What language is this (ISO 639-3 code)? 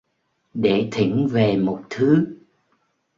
vie